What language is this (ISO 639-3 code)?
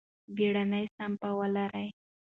pus